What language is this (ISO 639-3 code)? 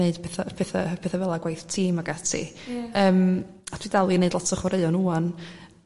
cym